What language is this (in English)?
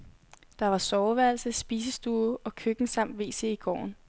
Danish